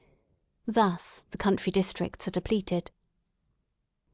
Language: English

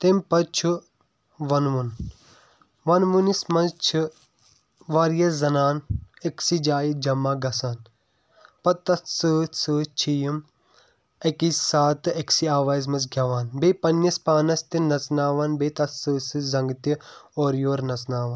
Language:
Kashmiri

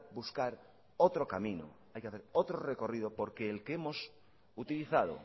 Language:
Spanish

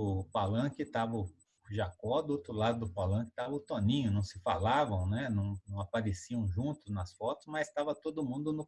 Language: Portuguese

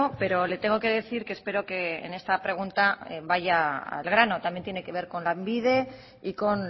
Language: Spanish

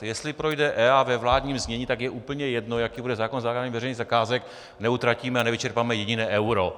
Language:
Czech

